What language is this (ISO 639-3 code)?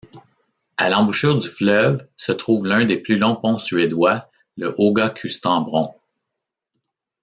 fra